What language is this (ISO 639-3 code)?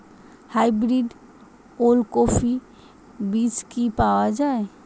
ben